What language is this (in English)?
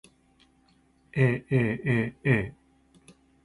Japanese